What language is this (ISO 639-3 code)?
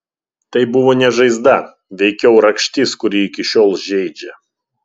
lit